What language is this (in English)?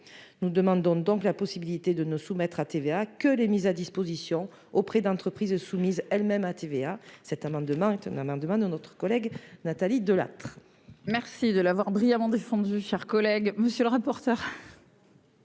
French